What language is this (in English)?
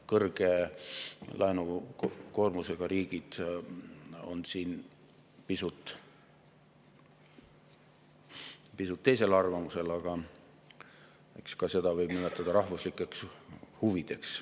Estonian